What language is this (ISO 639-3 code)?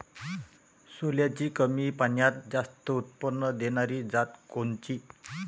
mar